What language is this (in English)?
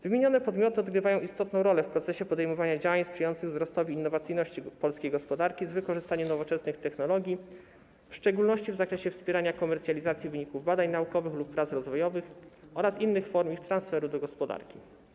Polish